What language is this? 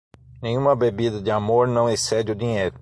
Portuguese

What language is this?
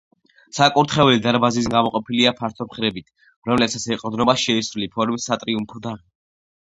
Georgian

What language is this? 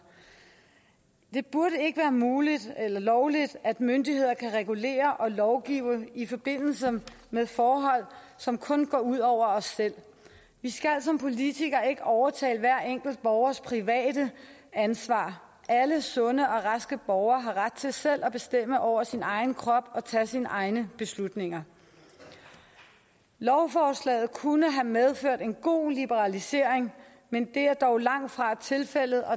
Danish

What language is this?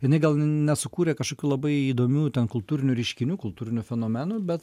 Lithuanian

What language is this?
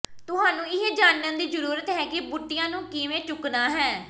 Punjabi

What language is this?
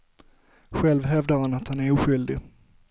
Swedish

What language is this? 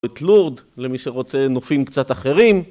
Hebrew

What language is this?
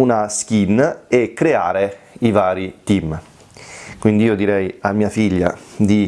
Italian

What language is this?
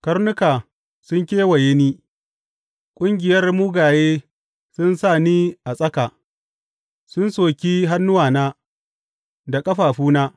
Hausa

